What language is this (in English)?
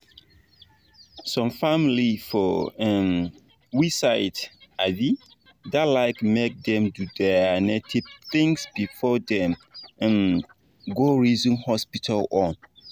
Nigerian Pidgin